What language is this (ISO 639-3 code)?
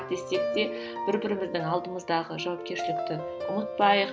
kaz